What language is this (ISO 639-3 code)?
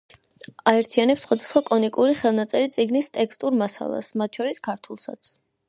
kat